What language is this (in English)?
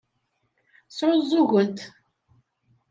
Kabyle